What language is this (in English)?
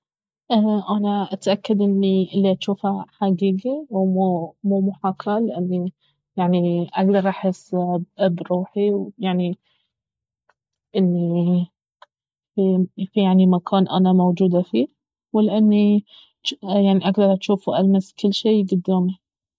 Baharna Arabic